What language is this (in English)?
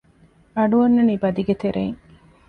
Divehi